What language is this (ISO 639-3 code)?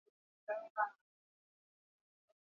eus